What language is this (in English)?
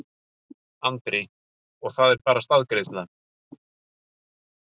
Icelandic